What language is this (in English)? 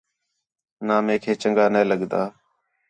Khetrani